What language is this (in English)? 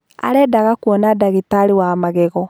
Kikuyu